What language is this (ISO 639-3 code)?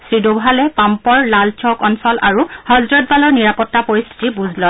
asm